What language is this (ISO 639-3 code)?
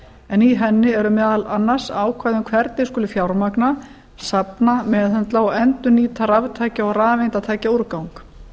isl